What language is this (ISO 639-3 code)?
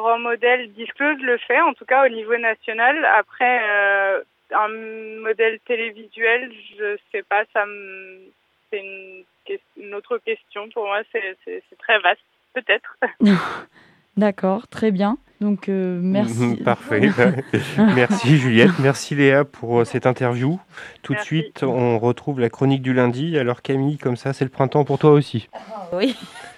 fra